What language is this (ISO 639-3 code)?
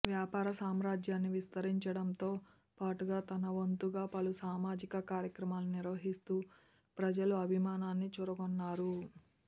tel